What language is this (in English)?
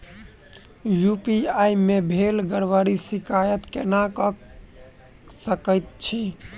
Maithili